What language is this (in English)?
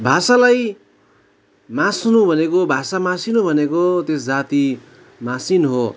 Nepali